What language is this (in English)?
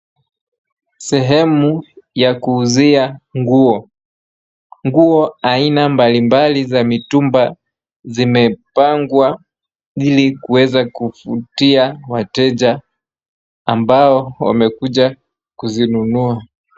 Swahili